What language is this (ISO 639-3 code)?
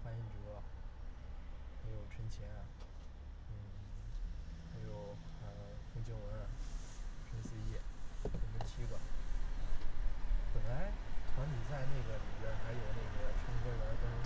zho